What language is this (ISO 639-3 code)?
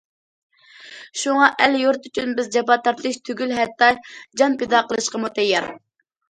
uig